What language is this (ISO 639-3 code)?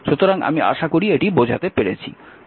ben